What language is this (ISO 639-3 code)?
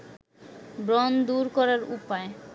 ben